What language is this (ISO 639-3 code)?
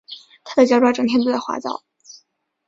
zho